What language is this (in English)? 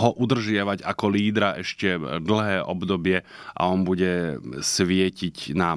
Slovak